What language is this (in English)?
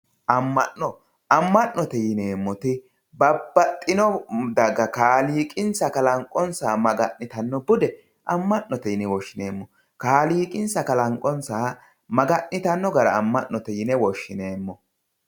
Sidamo